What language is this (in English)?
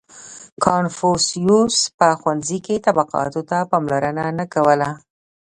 Pashto